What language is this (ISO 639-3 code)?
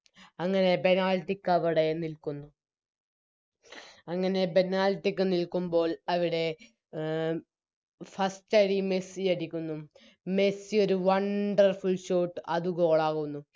mal